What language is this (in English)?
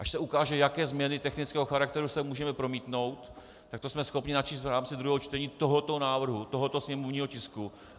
Czech